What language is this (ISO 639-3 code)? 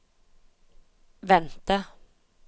nor